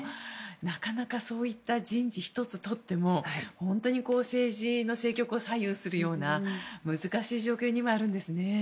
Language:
Japanese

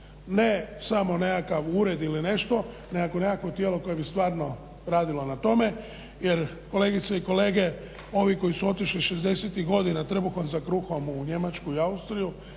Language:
Croatian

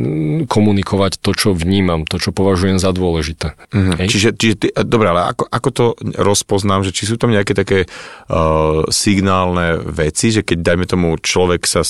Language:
Slovak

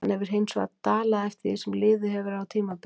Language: Icelandic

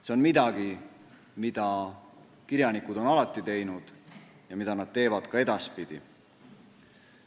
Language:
Estonian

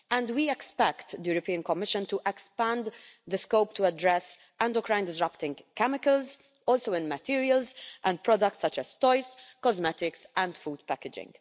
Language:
English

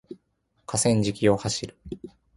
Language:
Japanese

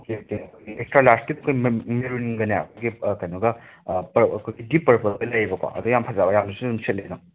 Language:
Manipuri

